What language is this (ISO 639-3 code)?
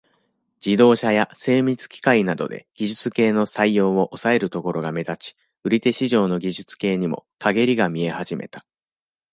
jpn